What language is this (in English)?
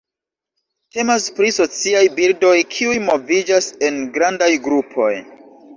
Esperanto